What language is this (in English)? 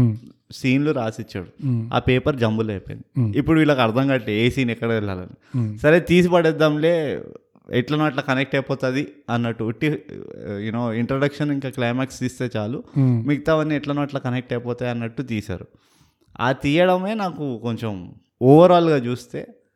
Telugu